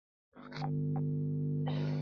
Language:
Chinese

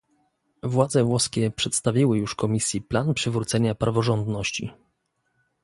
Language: Polish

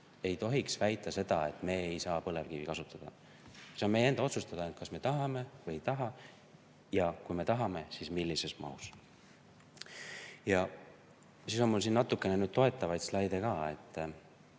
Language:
Estonian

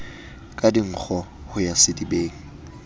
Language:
Southern Sotho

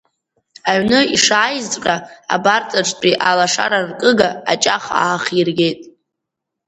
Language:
Abkhazian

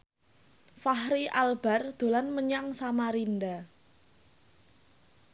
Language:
Javanese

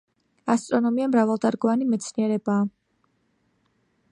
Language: Georgian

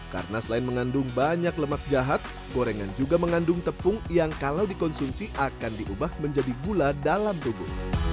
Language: Indonesian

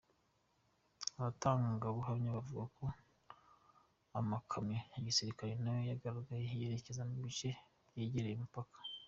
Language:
Kinyarwanda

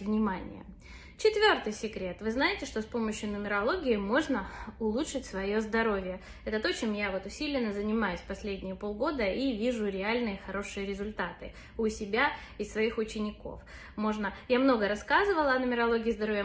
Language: Russian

